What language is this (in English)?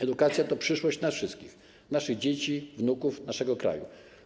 Polish